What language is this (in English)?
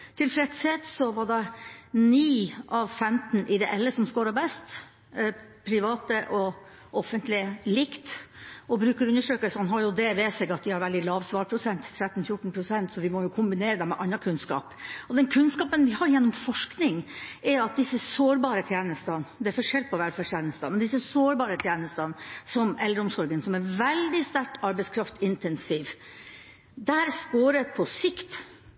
Norwegian Bokmål